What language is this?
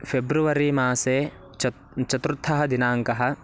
Sanskrit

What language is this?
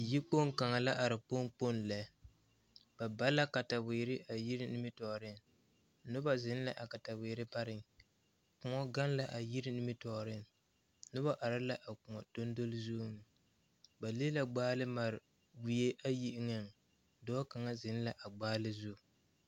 Southern Dagaare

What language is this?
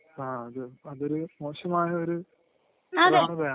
Malayalam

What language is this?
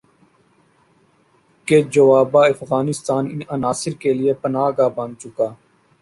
Urdu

